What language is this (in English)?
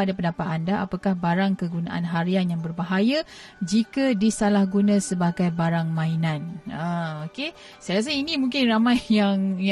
Malay